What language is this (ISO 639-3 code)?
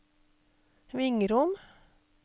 nor